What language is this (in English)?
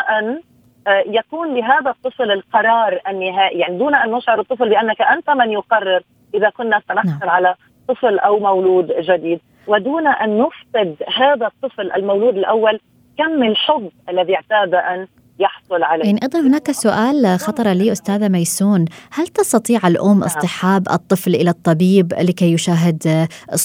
Arabic